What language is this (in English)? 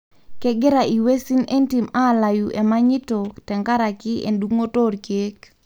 Masai